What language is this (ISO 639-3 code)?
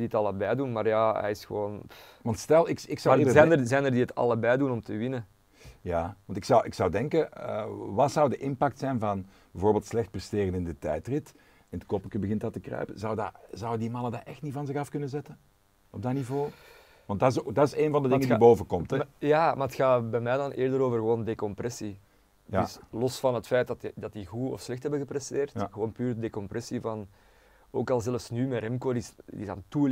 nld